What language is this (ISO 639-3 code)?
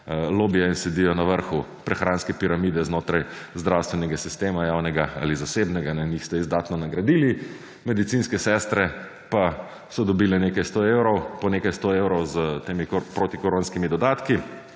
slv